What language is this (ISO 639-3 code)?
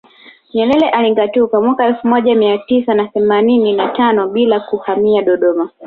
swa